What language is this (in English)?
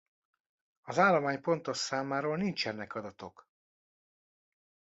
Hungarian